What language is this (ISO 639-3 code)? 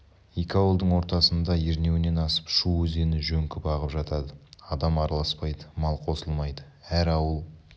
kaz